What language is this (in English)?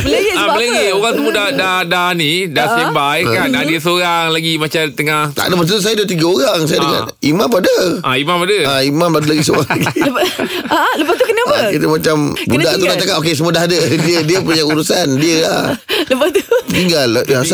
Malay